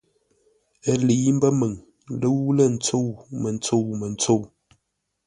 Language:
Ngombale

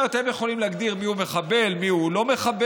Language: Hebrew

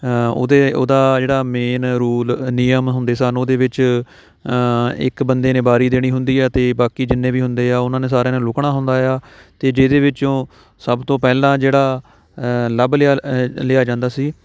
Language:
Punjabi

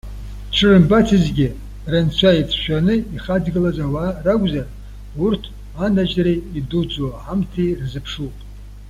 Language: Abkhazian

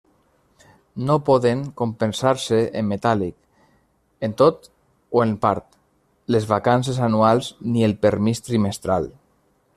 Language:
Catalan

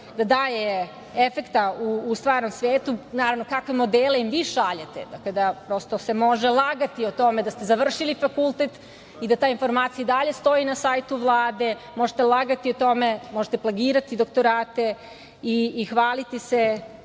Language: Serbian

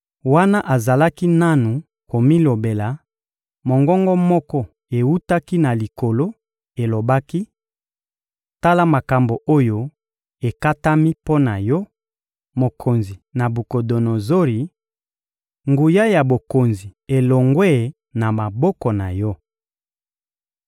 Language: Lingala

